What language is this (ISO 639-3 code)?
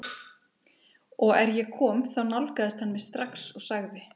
isl